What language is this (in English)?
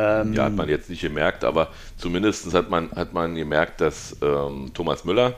German